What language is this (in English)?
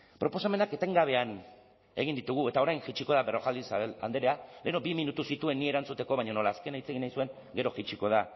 Basque